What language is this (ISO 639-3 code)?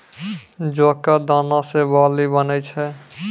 mai